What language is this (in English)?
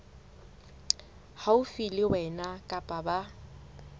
Southern Sotho